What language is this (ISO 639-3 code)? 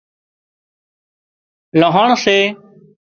kxp